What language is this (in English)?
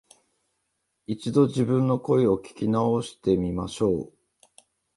Japanese